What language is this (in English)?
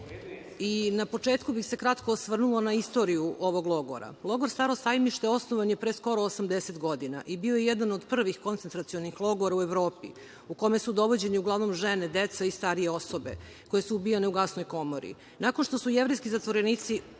Serbian